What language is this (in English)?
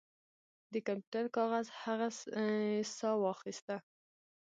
Pashto